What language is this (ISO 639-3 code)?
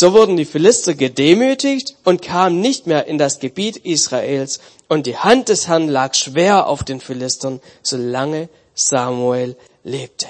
deu